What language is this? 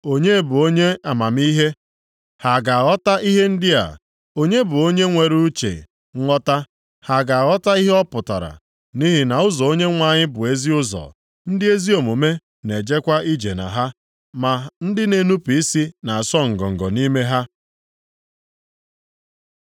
Igbo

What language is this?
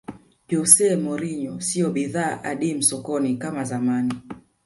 Swahili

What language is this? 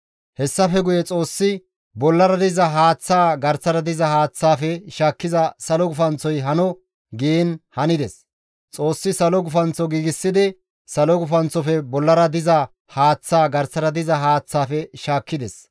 Gamo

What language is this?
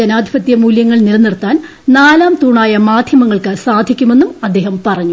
Malayalam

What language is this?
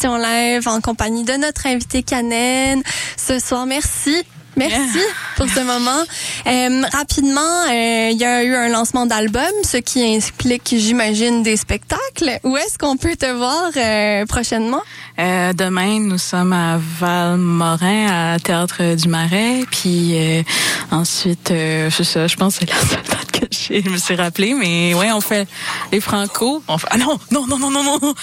French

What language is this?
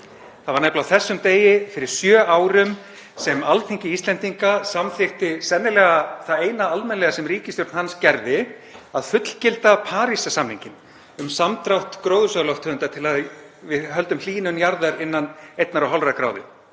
Icelandic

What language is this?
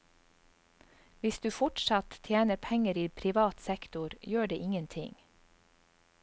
Norwegian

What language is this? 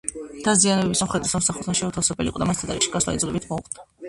Georgian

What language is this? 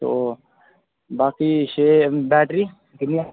Dogri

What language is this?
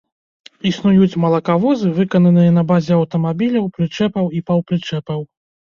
Belarusian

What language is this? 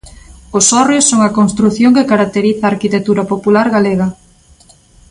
Galician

